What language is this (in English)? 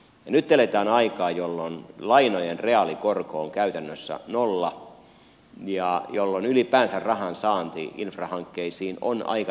Finnish